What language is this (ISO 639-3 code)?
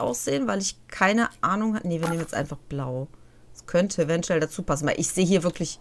deu